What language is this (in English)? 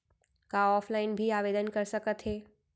Chhattisgarhi